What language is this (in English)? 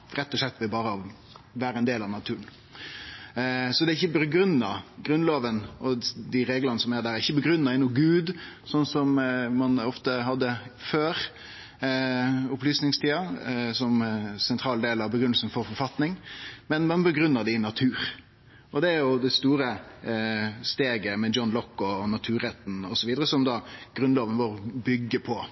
Norwegian Nynorsk